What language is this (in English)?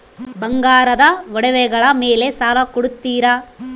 Kannada